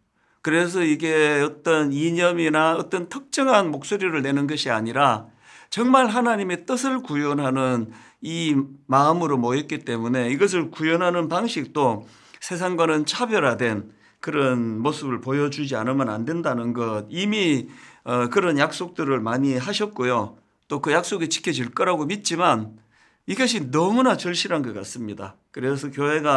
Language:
Korean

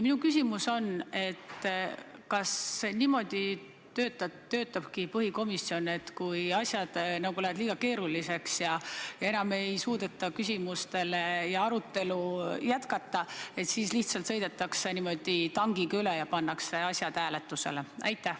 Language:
Estonian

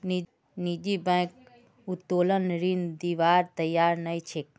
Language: Magahi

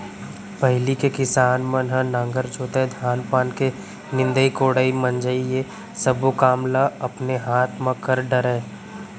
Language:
Chhattisgarhi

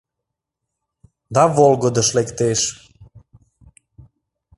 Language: Mari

